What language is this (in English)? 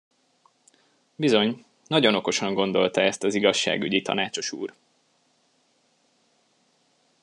Hungarian